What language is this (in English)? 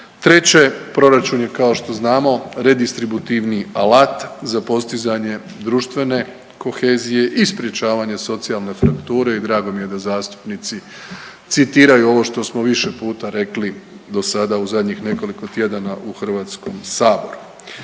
Croatian